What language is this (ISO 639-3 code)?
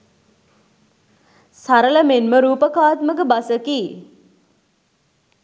sin